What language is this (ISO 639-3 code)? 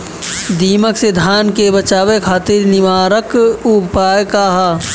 bho